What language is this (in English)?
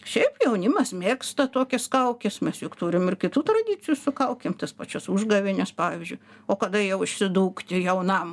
Lithuanian